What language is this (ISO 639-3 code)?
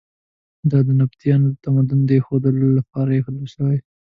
pus